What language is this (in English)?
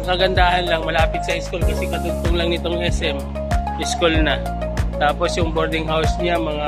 Filipino